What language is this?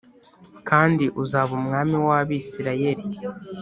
Kinyarwanda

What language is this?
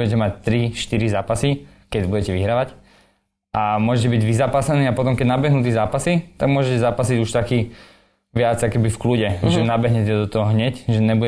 Slovak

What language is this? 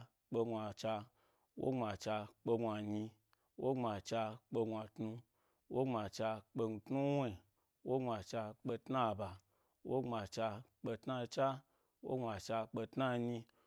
Gbari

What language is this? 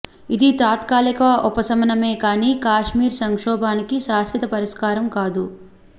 Telugu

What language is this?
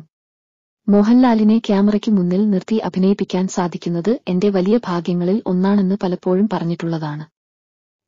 Malayalam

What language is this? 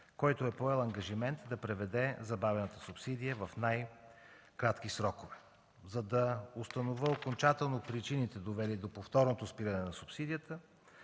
Bulgarian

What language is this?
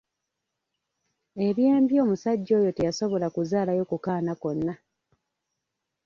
Ganda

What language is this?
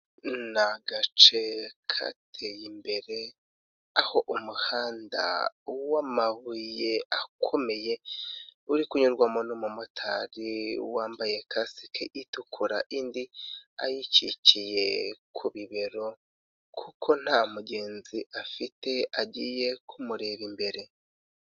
Kinyarwanda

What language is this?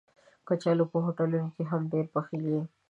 Pashto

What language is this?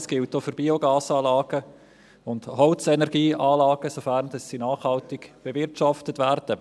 Swiss German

